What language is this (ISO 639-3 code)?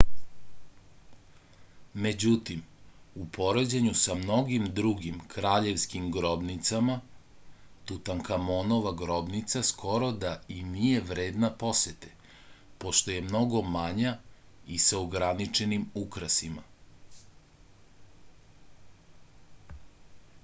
srp